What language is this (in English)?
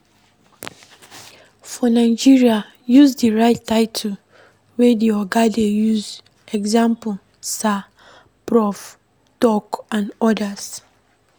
Nigerian Pidgin